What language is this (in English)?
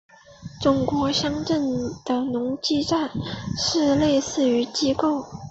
Chinese